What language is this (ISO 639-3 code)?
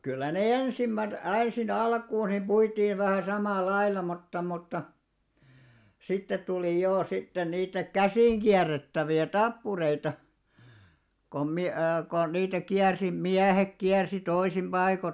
fin